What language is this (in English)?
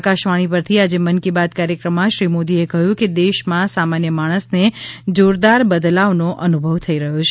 Gujarati